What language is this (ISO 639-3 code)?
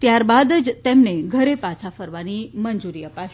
guj